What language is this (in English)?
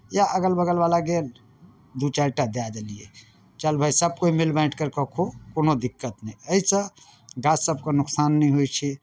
Maithili